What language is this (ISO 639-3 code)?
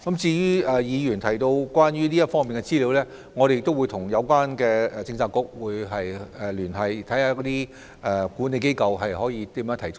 yue